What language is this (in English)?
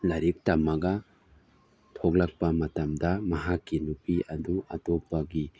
Manipuri